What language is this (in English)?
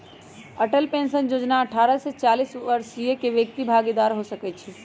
Magahi